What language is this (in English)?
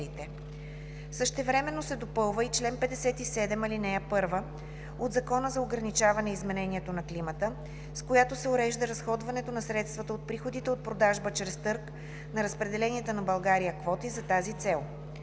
Bulgarian